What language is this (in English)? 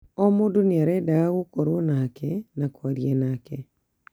Kikuyu